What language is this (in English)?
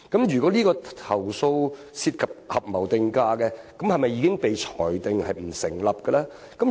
Cantonese